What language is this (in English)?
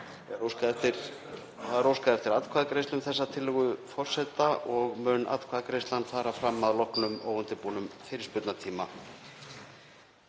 Icelandic